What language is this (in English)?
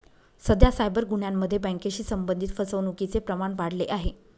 Marathi